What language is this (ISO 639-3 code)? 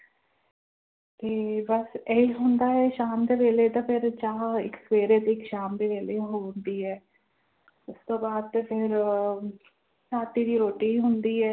pan